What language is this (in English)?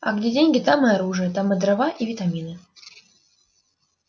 Russian